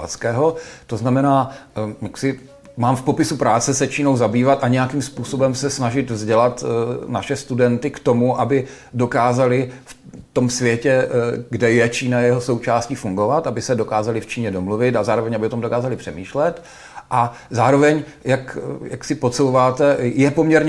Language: Czech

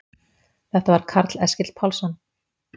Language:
Icelandic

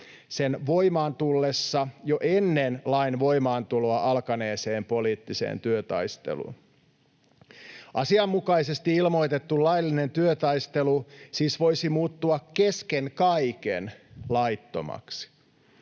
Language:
Finnish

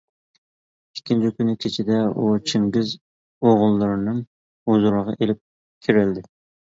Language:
Uyghur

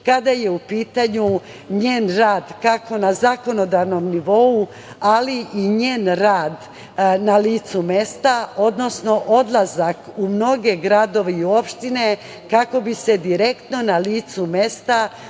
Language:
Serbian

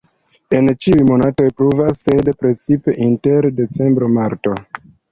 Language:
Esperanto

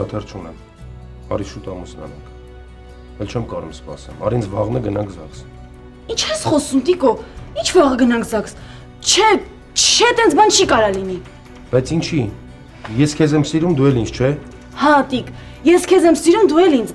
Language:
Romanian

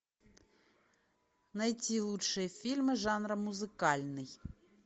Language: Russian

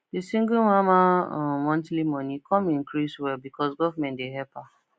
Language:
Nigerian Pidgin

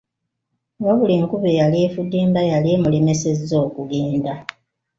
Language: Ganda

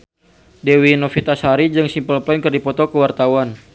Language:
Sundanese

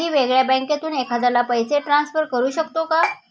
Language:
Marathi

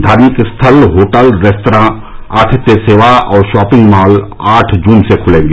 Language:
Hindi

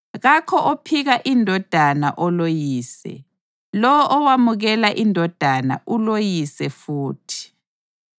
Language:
North Ndebele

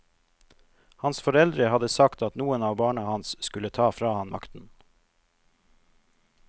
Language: Norwegian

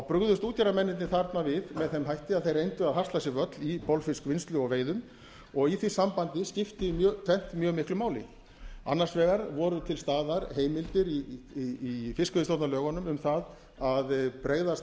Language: Icelandic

